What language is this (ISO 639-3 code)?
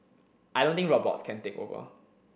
eng